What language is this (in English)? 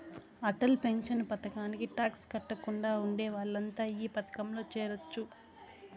Telugu